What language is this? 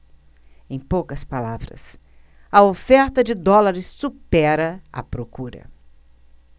Portuguese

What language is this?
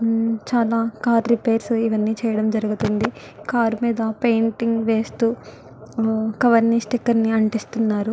Telugu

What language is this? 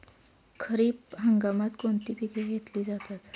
Marathi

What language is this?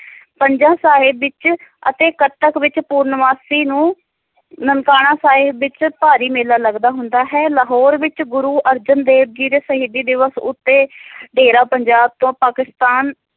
Punjabi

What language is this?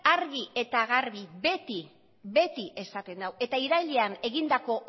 Basque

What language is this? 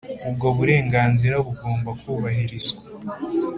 Kinyarwanda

